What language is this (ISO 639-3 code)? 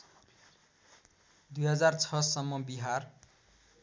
nep